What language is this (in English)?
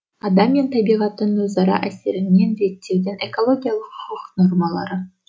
Kazakh